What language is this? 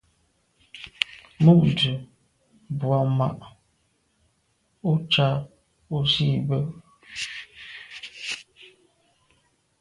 Medumba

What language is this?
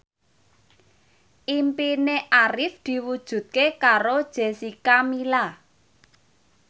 Javanese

